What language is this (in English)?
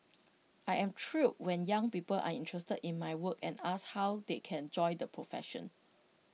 English